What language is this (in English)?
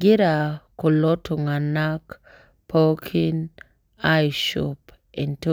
Masai